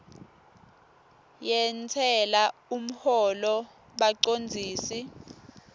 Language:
Swati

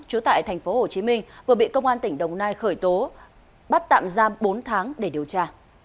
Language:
Vietnamese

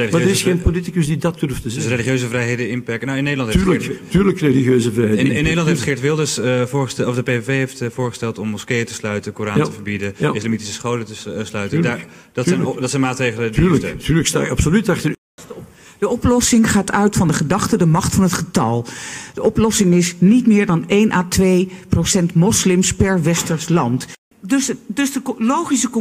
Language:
Dutch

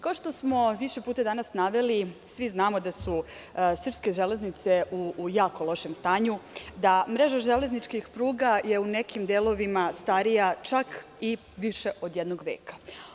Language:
Serbian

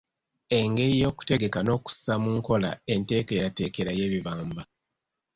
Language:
Ganda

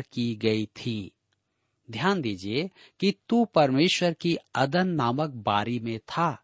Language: Hindi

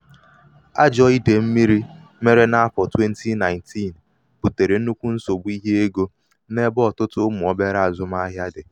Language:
Igbo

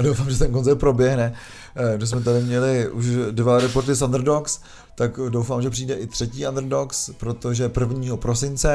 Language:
Czech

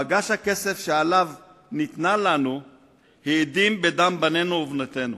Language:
Hebrew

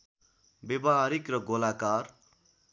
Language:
Nepali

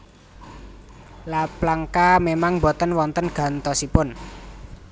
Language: Javanese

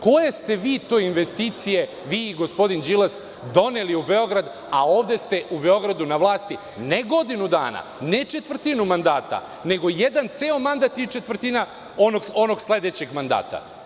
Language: Serbian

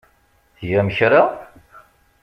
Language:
Kabyle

